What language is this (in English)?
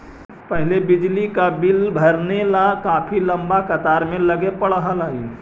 Magahi